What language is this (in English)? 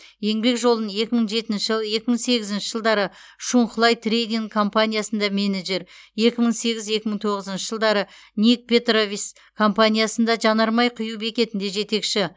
Kazakh